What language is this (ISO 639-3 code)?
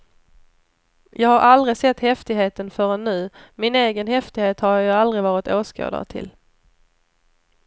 swe